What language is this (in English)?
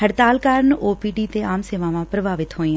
Punjabi